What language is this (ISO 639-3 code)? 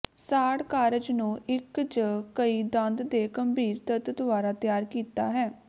pan